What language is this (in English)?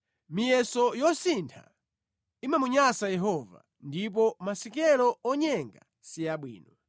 Nyanja